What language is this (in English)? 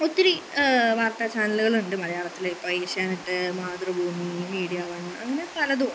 Malayalam